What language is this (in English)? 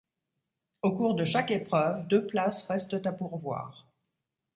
French